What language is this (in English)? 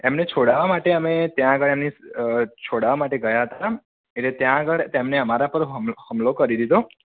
Gujarati